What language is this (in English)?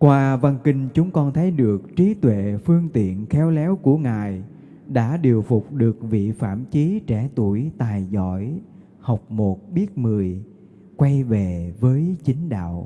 Vietnamese